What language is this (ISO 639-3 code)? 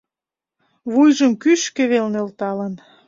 chm